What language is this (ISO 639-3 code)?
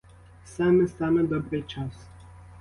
ukr